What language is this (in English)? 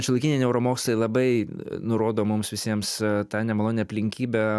Lithuanian